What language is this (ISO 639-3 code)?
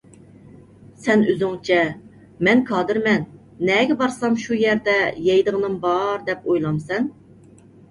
uig